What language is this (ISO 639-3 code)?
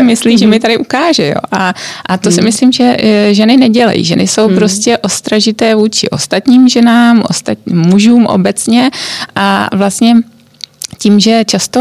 ces